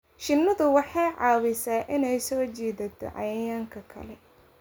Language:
Somali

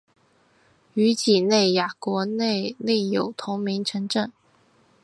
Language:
Chinese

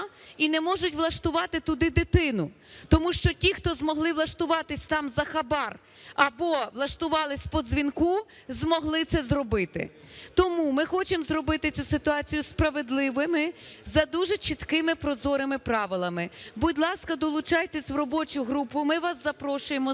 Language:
Ukrainian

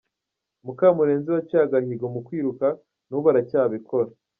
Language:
Kinyarwanda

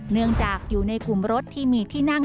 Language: Thai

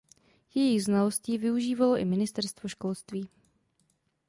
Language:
Czech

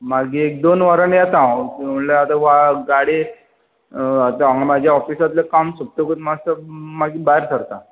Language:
Konkani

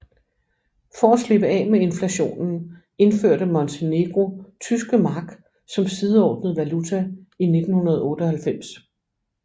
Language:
Danish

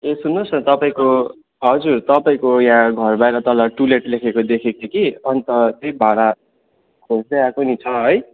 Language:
Nepali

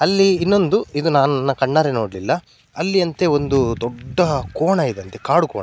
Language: Kannada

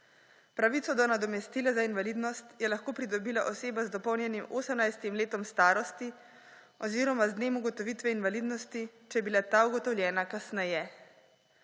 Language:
Slovenian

